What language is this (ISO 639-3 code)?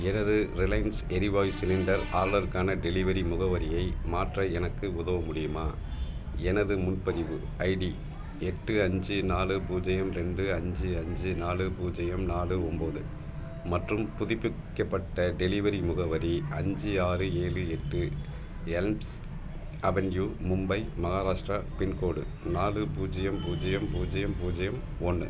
tam